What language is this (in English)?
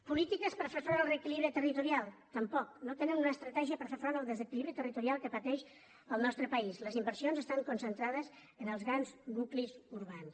Catalan